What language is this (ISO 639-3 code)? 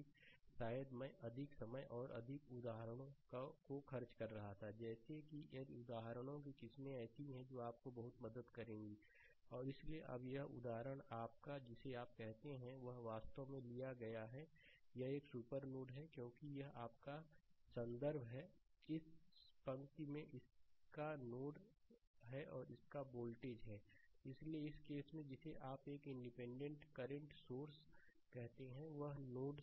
hin